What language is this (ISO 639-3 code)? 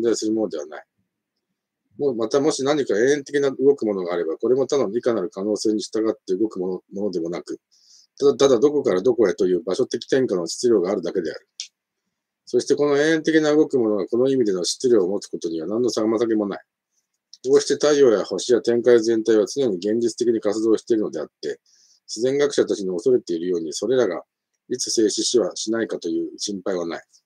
jpn